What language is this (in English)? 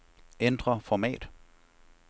Danish